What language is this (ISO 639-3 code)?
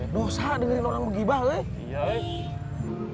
ind